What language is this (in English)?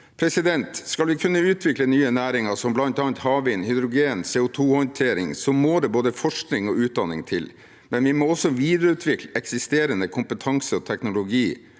Norwegian